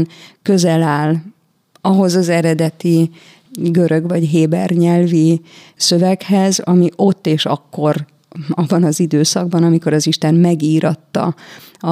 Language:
Hungarian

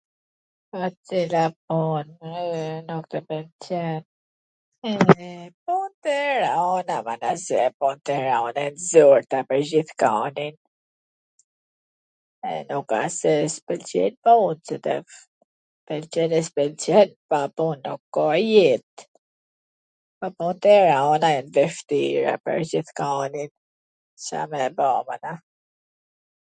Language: Gheg Albanian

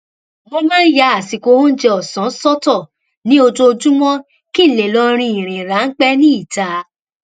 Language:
Yoruba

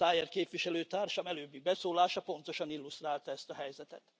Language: Hungarian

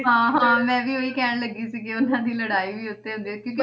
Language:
Punjabi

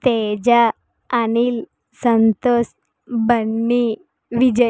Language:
Telugu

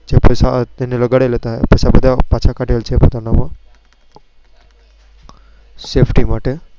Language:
Gujarati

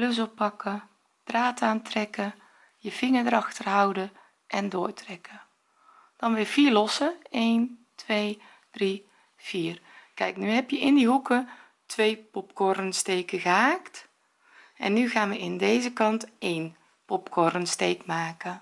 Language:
Dutch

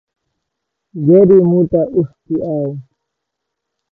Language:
Kalasha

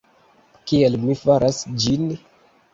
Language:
Esperanto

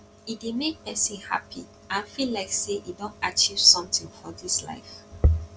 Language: Nigerian Pidgin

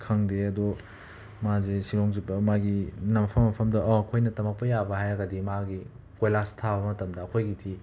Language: Manipuri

